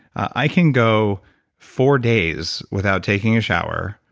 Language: English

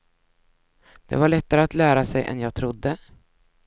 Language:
Swedish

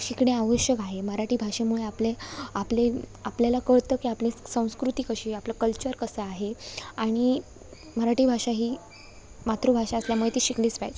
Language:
Marathi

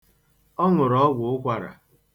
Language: Igbo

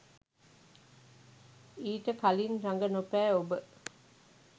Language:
Sinhala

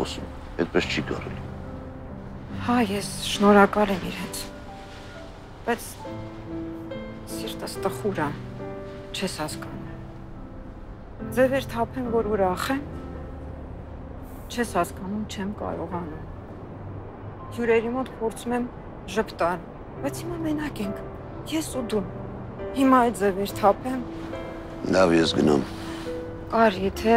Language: Romanian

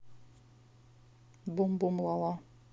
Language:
Russian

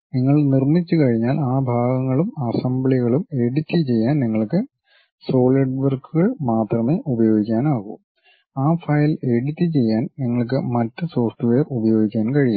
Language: Malayalam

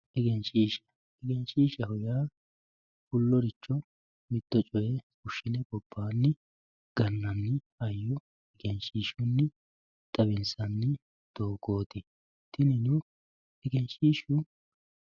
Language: Sidamo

